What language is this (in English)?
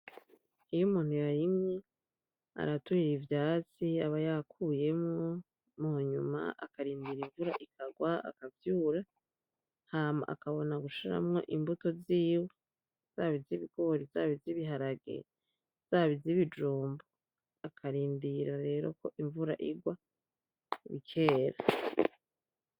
Rundi